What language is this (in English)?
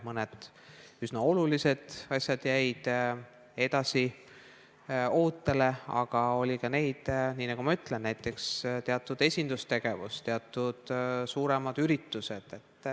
Estonian